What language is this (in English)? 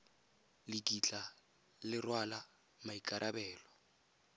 Tswana